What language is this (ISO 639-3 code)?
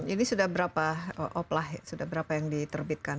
ind